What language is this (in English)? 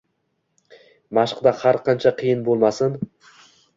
Uzbek